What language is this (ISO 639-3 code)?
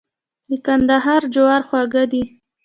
pus